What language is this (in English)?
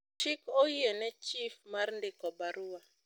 Luo (Kenya and Tanzania)